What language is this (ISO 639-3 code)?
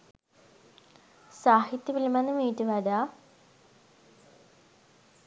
sin